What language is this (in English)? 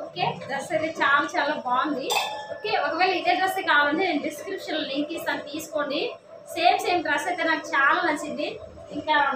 Telugu